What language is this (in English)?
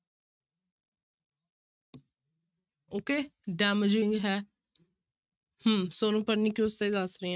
Punjabi